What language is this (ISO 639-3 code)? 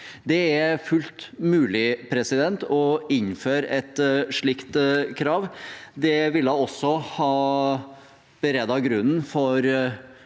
nor